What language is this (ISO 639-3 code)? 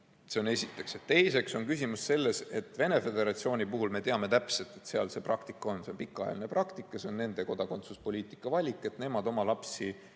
est